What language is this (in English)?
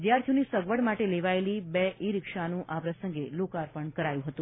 Gujarati